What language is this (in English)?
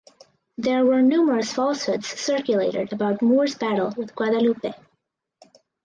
English